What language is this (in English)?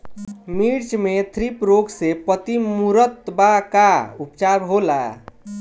Bhojpuri